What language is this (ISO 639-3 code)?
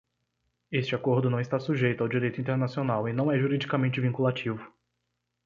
por